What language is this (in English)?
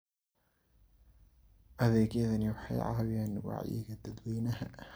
Somali